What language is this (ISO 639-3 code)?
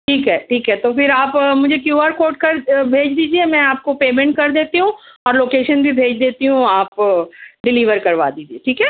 urd